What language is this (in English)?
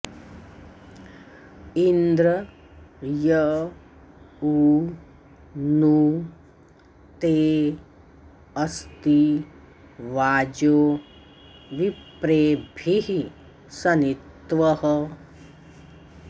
Sanskrit